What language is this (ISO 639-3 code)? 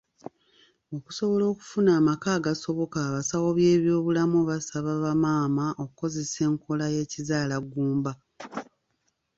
lug